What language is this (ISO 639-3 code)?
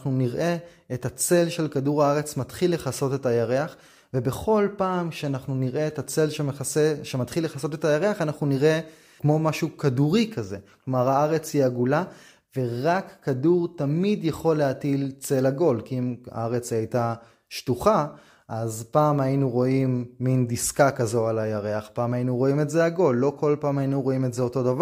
heb